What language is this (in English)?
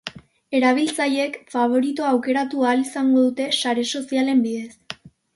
Basque